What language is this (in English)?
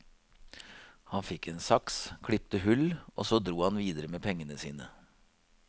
Norwegian